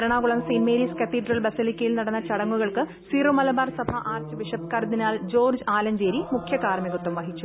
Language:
Malayalam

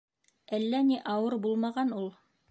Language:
Bashkir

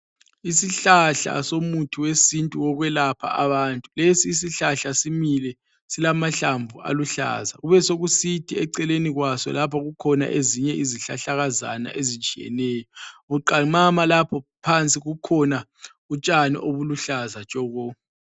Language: North Ndebele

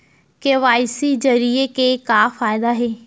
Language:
Chhattisgarhi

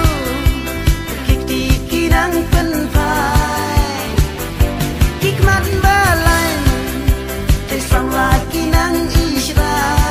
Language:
Indonesian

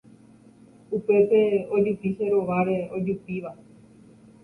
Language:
Guarani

